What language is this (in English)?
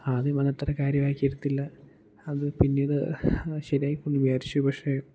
Malayalam